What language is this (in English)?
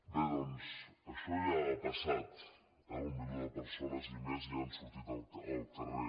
Catalan